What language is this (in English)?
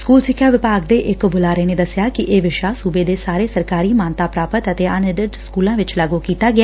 Punjabi